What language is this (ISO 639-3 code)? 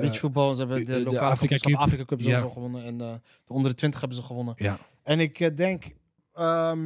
nld